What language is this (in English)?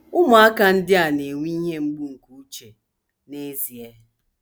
Igbo